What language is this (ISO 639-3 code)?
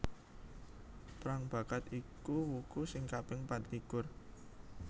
jav